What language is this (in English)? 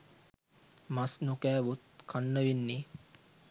Sinhala